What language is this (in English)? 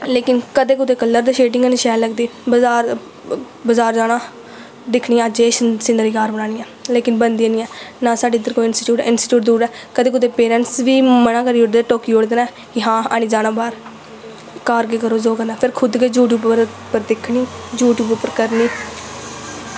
Dogri